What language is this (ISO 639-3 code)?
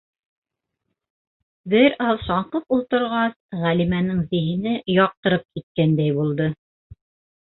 bak